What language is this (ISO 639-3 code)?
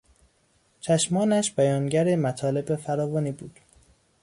fas